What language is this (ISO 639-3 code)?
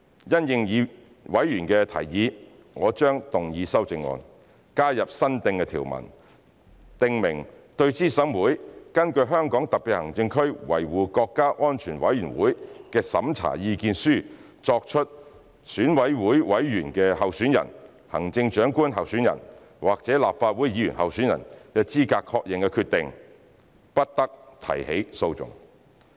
yue